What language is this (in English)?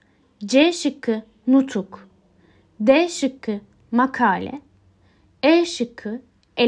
Turkish